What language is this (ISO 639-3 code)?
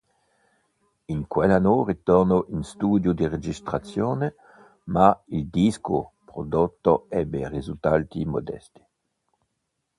ita